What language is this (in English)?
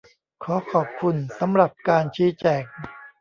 Thai